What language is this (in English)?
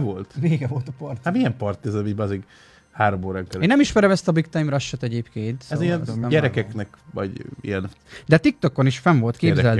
Hungarian